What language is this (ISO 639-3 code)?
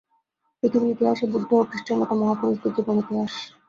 ben